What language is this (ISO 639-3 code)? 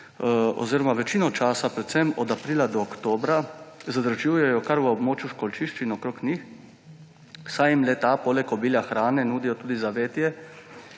slv